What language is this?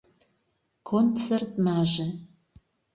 Mari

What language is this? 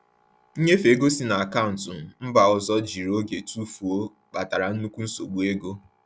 Igbo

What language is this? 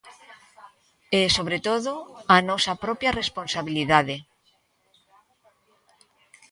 Galician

